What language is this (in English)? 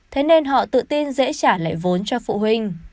Vietnamese